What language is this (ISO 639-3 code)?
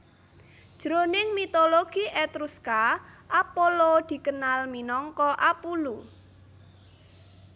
jav